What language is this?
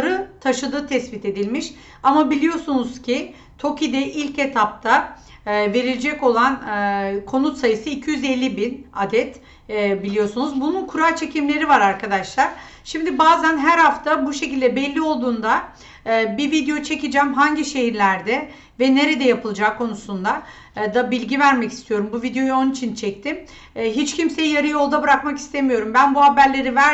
Turkish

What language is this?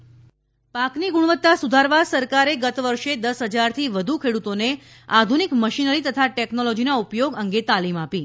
Gujarati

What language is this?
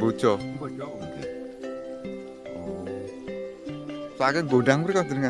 Indonesian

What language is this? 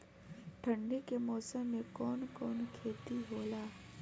Bhojpuri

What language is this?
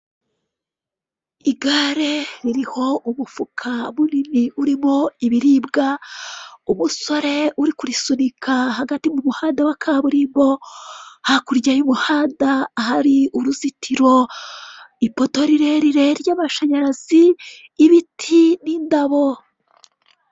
Kinyarwanda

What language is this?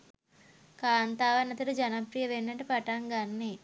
Sinhala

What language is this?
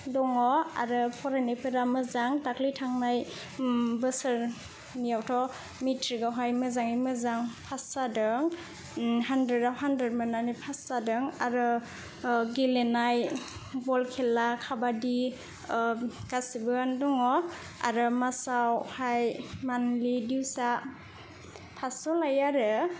Bodo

